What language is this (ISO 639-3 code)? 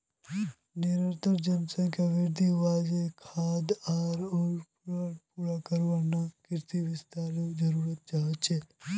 mag